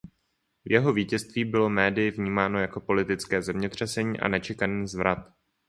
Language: Czech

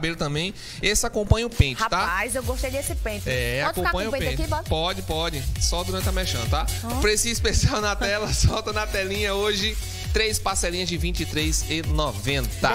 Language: Portuguese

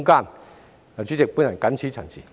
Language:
Cantonese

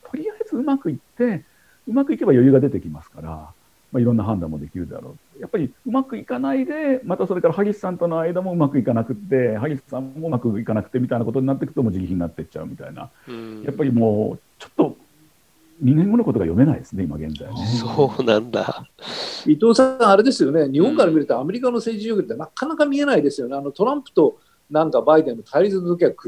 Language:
Japanese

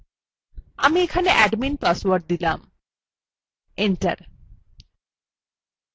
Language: Bangla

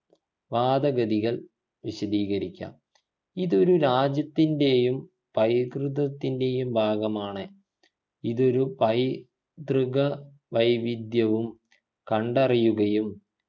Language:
Malayalam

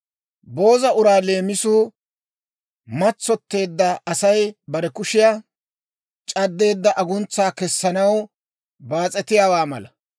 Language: Dawro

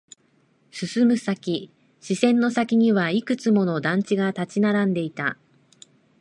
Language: Japanese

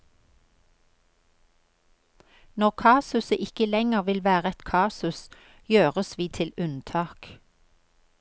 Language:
Norwegian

